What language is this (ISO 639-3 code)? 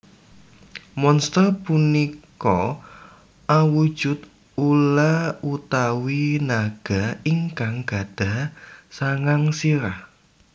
jav